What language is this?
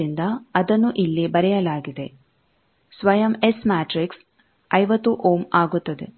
Kannada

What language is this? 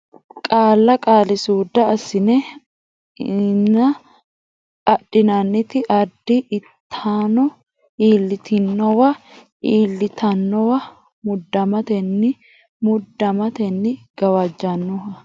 Sidamo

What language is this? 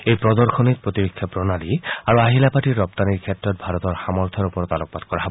Assamese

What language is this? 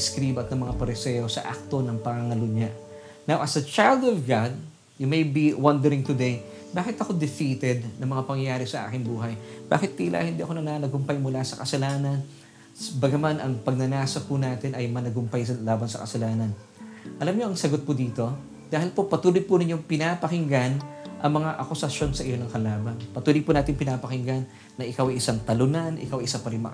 Filipino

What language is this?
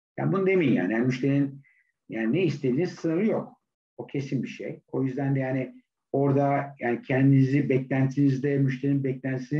Turkish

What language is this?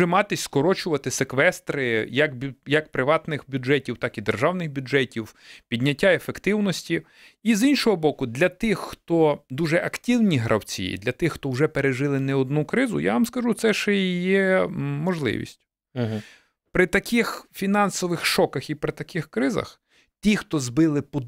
Ukrainian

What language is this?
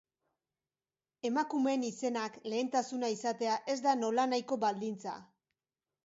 Basque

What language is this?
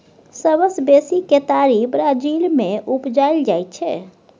Maithili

